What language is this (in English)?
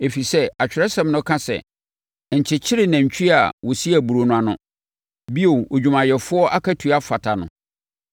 Akan